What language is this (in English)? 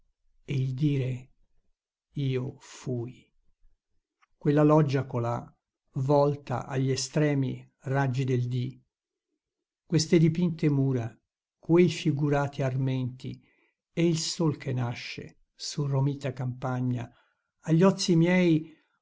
Italian